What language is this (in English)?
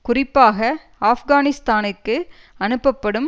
Tamil